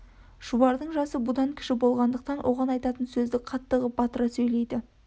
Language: Kazakh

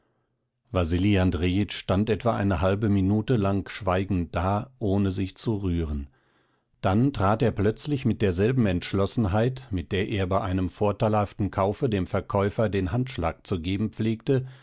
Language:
German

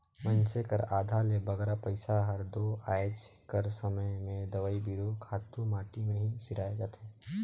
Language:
Chhattisgarhi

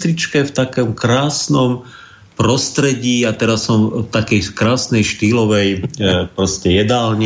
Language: Slovak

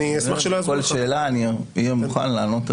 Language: Hebrew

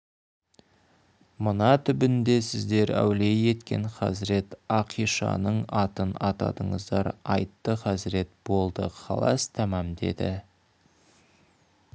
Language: Kazakh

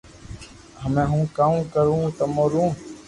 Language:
Loarki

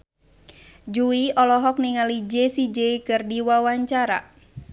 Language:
Sundanese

